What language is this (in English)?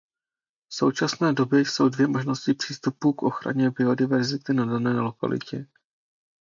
Czech